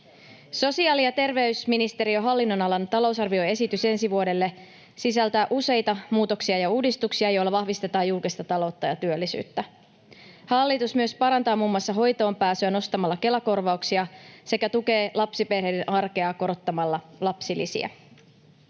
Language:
Finnish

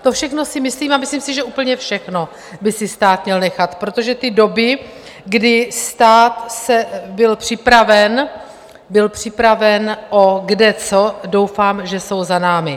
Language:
Czech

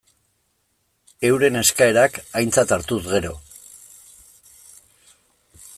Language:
Basque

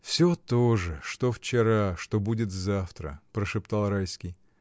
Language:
Russian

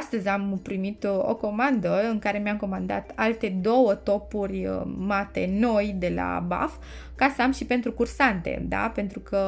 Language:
Romanian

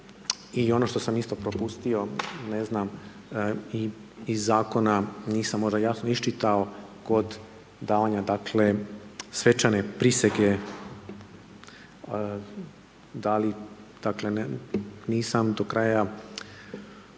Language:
Croatian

